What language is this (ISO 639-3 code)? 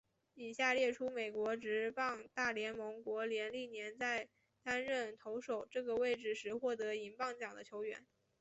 zho